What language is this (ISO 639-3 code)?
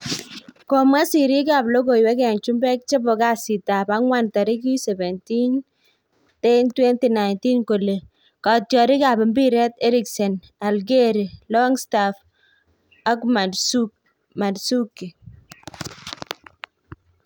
kln